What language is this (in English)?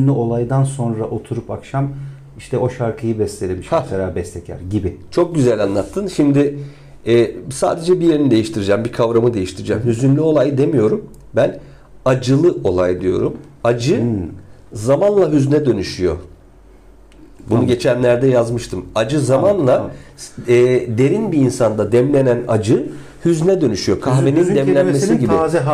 Turkish